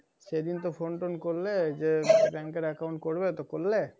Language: Bangla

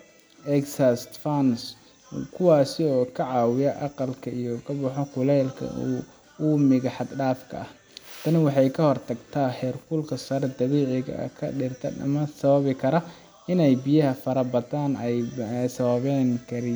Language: Somali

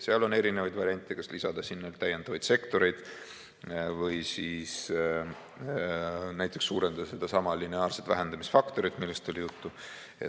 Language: Estonian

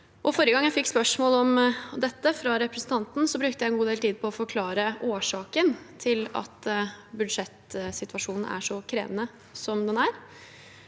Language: Norwegian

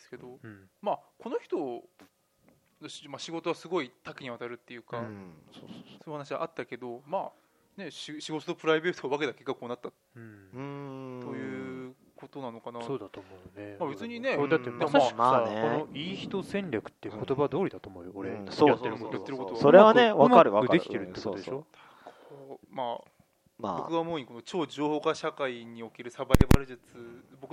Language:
Japanese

